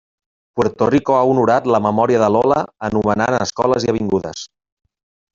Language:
Catalan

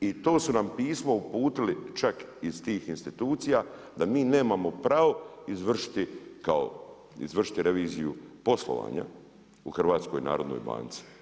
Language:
Croatian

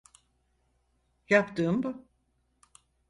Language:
Turkish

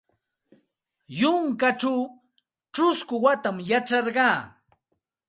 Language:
Santa Ana de Tusi Pasco Quechua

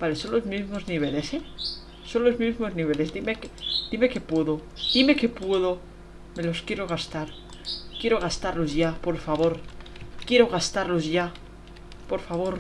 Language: Spanish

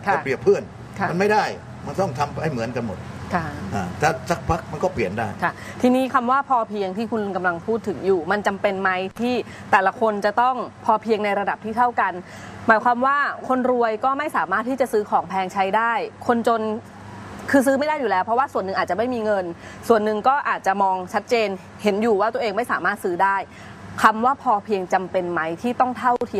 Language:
Thai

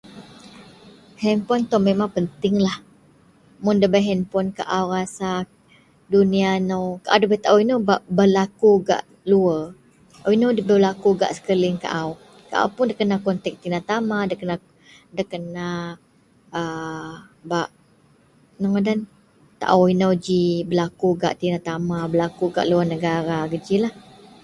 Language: Central Melanau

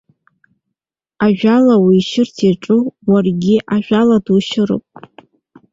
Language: Abkhazian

